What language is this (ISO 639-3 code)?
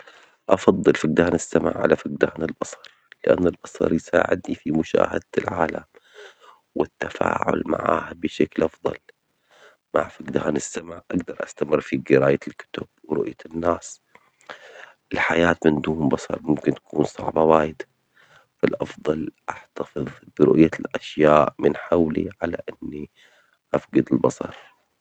acx